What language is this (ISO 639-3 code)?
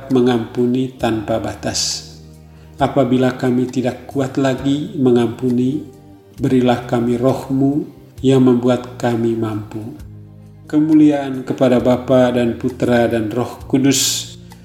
ind